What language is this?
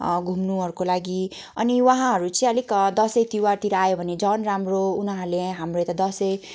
Nepali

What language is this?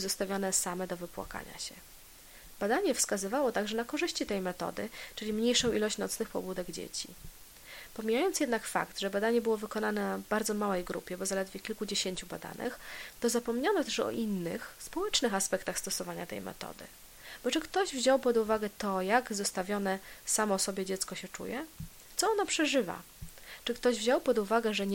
Polish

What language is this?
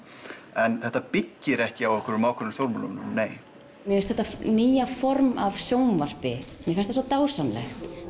Icelandic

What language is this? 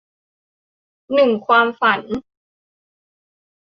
Thai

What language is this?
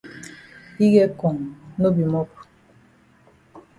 Cameroon Pidgin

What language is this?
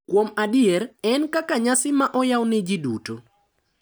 Luo (Kenya and Tanzania)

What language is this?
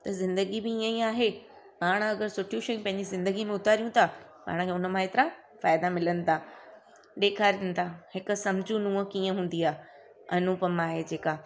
Sindhi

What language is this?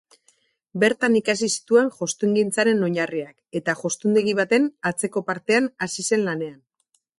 Basque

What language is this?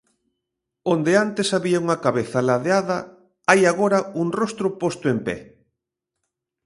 Galician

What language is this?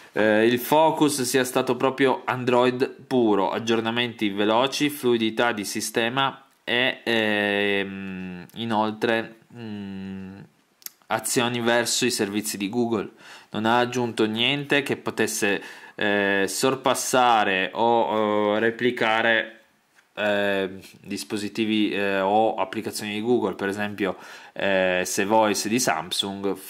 Italian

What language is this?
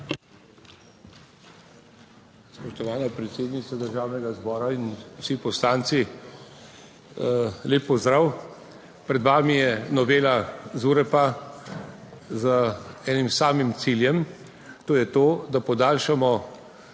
Slovenian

